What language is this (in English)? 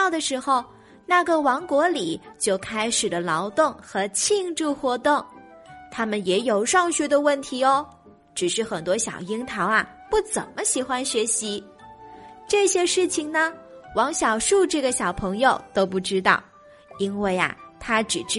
Chinese